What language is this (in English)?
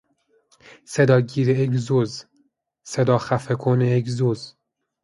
Persian